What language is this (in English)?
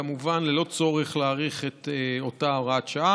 Hebrew